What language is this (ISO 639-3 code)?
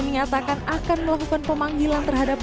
ind